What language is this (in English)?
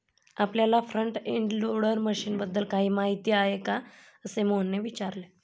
Marathi